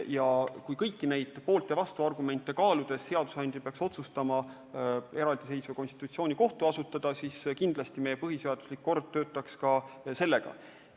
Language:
Estonian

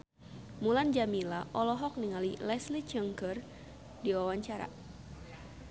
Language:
Sundanese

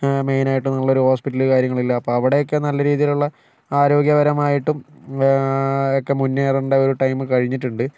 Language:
Malayalam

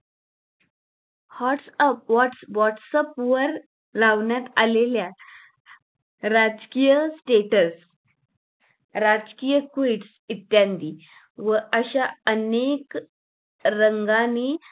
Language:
Marathi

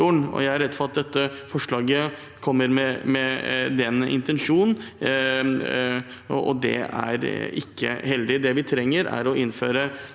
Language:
Norwegian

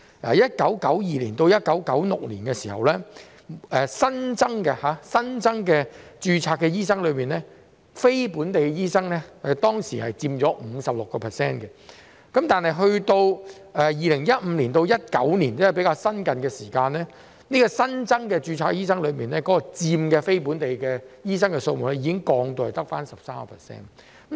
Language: Cantonese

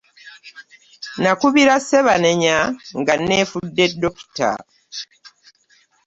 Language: Ganda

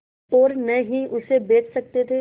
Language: Hindi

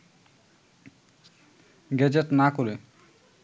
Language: Bangla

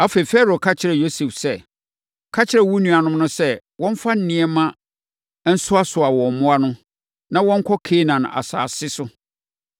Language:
Akan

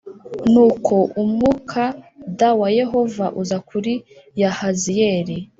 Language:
Kinyarwanda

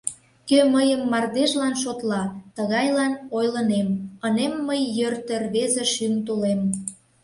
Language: Mari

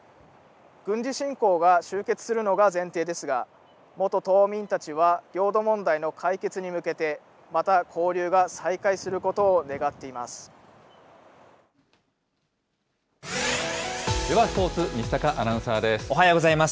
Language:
Japanese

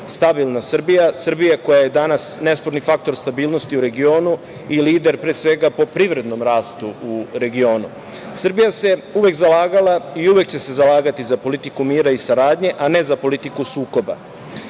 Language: Serbian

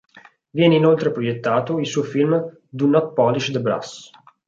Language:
Italian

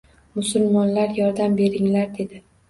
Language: Uzbek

